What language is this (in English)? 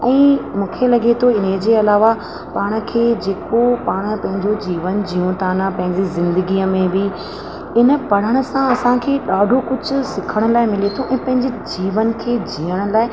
Sindhi